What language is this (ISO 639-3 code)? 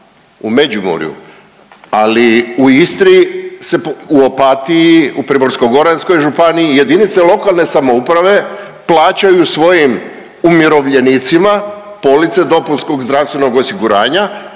hrv